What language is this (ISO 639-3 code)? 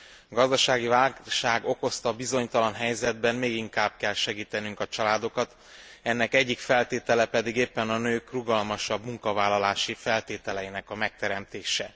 hun